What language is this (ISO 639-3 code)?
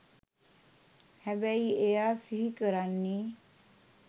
sin